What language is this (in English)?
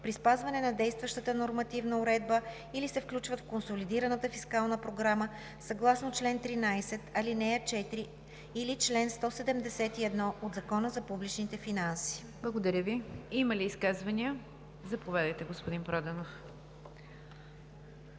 Bulgarian